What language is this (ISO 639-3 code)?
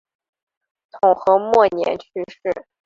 zho